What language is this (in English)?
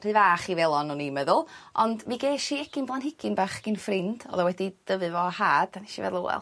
Welsh